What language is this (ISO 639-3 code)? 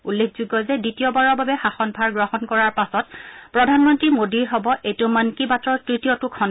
asm